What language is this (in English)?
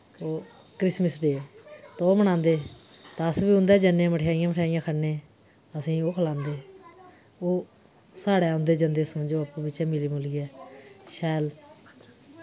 Dogri